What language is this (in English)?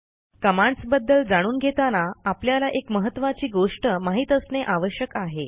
Marathi